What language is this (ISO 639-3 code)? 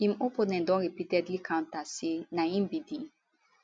pcm